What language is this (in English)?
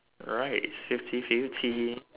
English